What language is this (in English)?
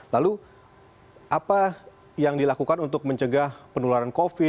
Indonesian